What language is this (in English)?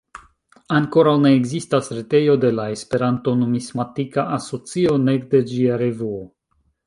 Esperanto